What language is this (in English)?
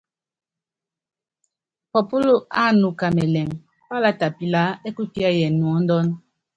Yangben